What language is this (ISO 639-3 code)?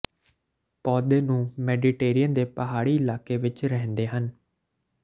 pan